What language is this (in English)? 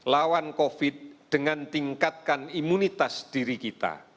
Indonesian